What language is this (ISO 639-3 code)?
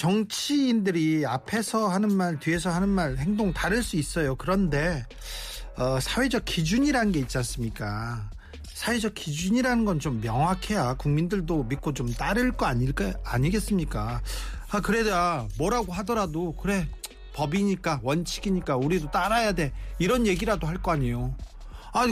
kor